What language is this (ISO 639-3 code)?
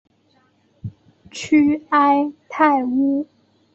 zho